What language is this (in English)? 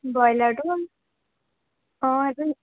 Assamese